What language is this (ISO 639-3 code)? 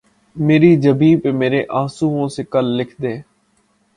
urd